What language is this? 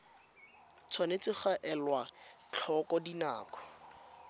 Tswana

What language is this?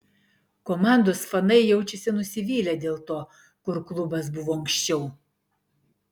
Lithuanian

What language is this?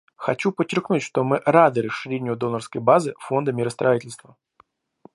Russian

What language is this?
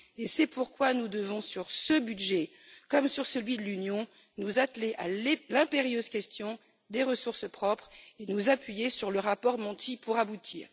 French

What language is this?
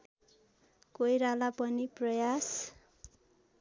Nepali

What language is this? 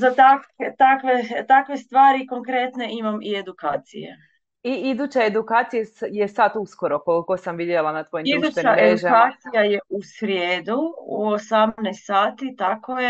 Croatian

